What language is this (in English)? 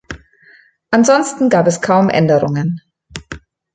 German